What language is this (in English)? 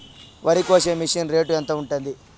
Telugu